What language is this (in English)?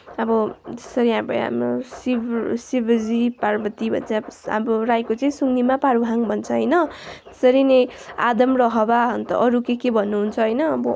Nepali